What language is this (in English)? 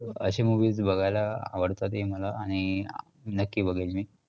Marathi